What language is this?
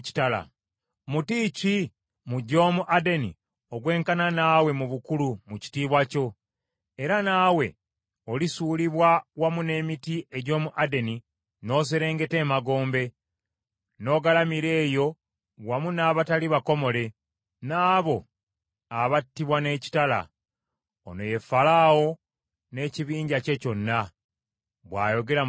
Ganda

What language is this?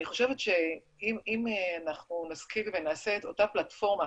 Hebrew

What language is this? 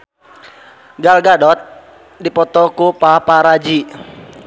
Sundanese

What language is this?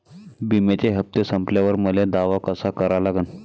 Marathi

